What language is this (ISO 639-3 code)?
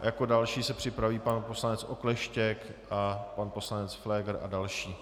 ces